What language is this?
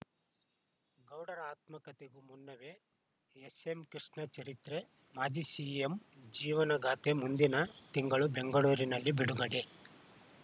Kannada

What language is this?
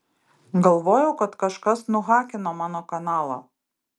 Lithuanian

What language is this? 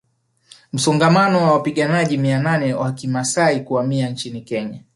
Swahili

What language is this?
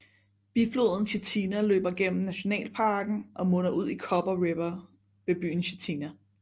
Danish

